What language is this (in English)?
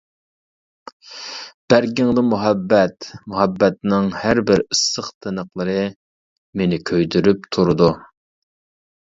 Uyghur